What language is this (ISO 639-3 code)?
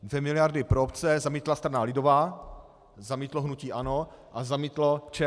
ces